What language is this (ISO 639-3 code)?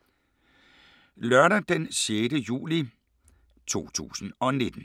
dan